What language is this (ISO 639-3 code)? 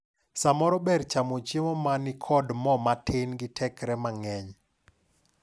luo